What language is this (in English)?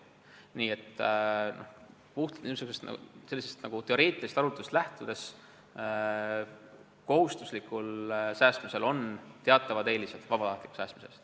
Estonian